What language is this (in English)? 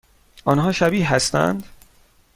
Persian